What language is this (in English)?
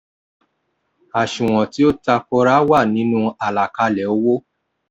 Yoruba